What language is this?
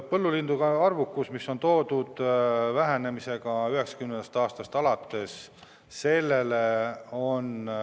Estonian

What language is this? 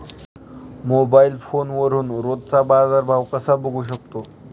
Marathi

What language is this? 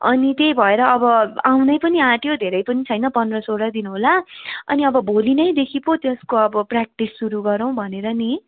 Nepali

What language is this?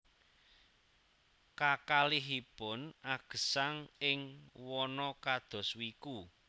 Javanese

